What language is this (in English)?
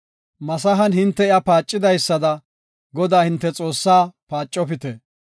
Gofa